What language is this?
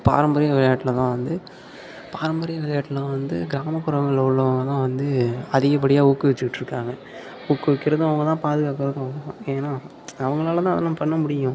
Tamil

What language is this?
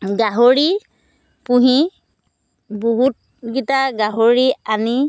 Assamese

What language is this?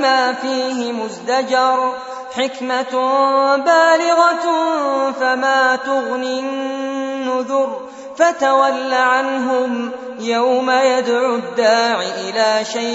Arabic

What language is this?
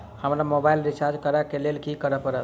Maithili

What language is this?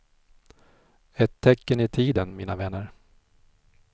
Swedish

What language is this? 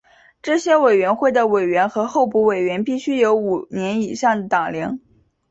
Chinese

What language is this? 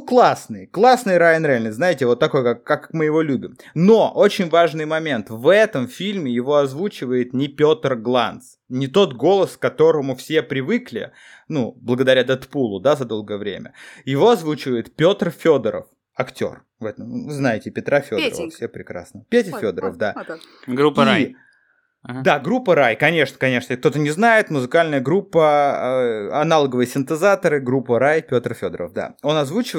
Russian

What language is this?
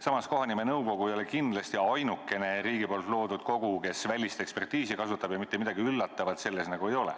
Estonian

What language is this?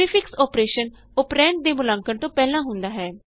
Punjabi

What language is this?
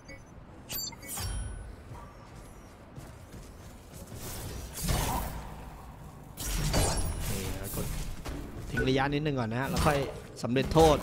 Thai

